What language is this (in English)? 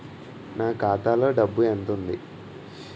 Telugu